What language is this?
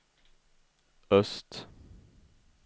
Swedish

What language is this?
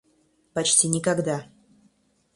Russian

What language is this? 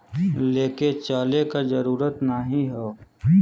Bhojpuri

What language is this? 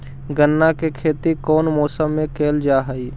Magahi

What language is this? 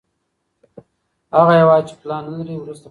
Pashto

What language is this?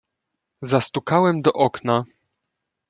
Polish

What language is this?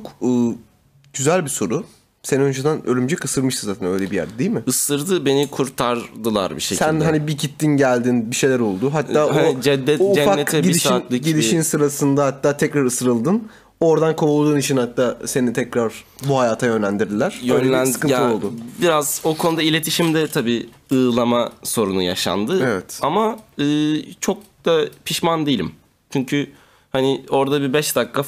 Turkish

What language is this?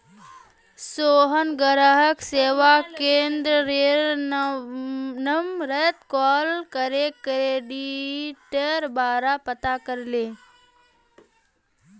Magahi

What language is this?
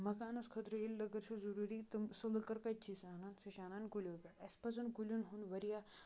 Kashmiri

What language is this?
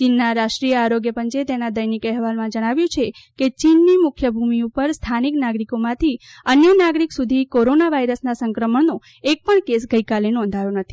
Gujarati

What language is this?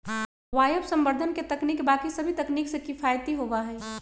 Magahi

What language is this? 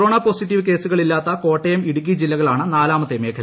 Malayalam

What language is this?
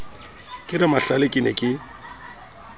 Southern Sotho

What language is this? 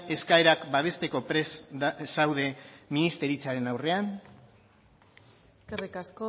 Basque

